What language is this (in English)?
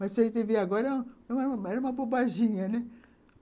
Portuguese